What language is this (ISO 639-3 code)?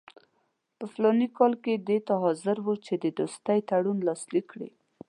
pus